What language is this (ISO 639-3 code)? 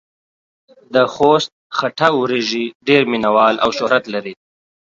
pus